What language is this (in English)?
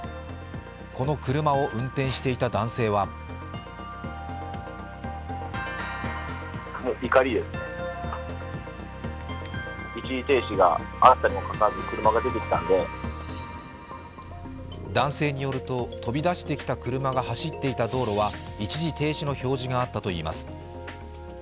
Japanese